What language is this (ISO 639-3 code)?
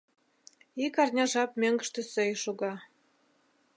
chm